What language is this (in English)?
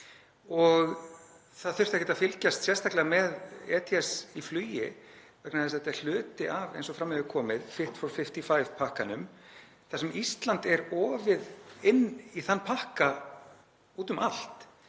Icelandic